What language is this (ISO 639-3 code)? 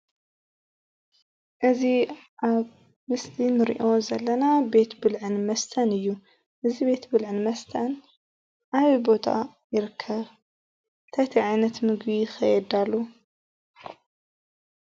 tir